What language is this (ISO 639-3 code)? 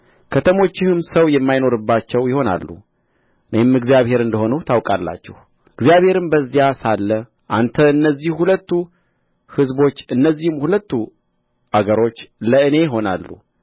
amh